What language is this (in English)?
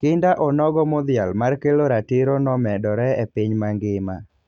Luo (Kenya and Tanzania)